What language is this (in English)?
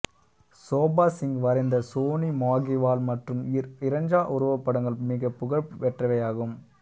Tamil